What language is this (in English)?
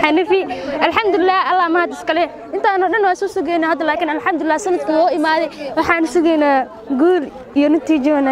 Arabic